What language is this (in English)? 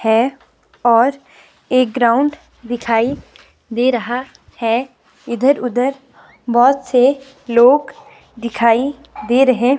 Hindi